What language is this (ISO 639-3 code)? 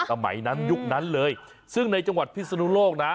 tha